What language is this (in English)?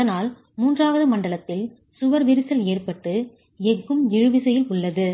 Tamil